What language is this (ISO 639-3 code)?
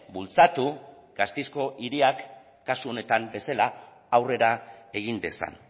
eus